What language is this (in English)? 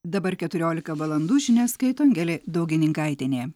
Lithuanian